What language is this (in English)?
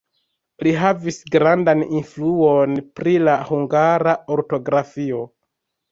Esperanto